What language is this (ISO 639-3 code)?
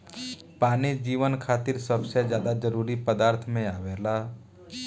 bho